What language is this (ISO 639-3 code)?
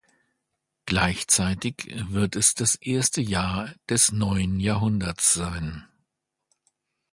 deu